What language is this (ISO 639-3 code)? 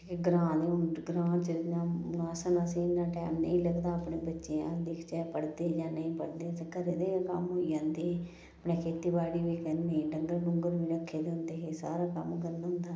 doi